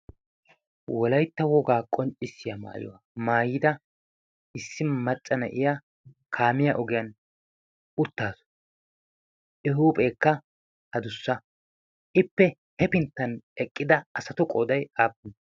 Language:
Wolaytta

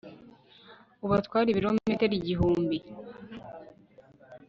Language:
Kinyarwanda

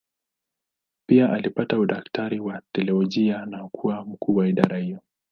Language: Swahili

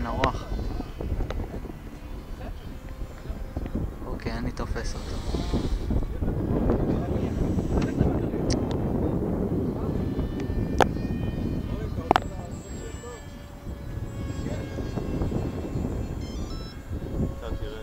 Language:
Hebrew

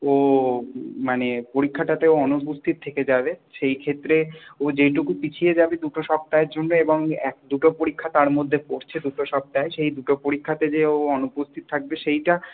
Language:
Bangla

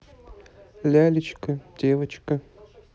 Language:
Russian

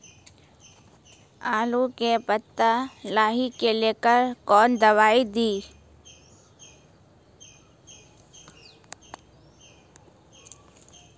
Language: Maithili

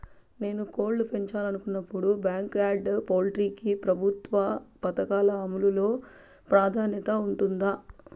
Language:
Telugu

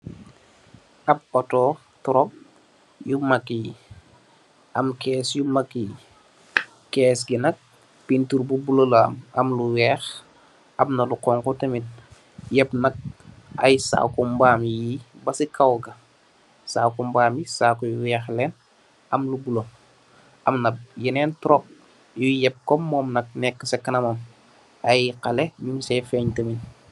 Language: Wolof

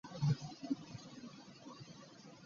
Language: Ganda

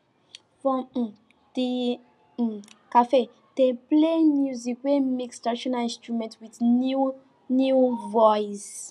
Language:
Nigerian Pidgin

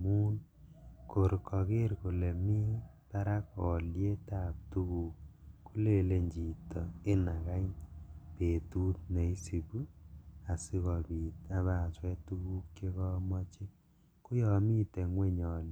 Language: Kalenjin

